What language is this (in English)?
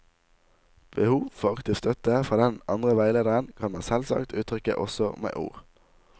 Norwegian